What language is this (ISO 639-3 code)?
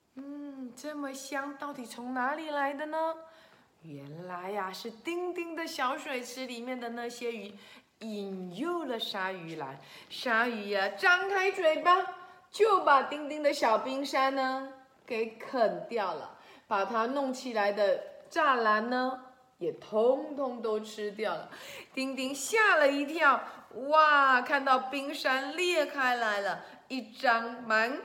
zho